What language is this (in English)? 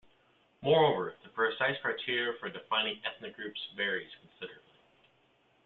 English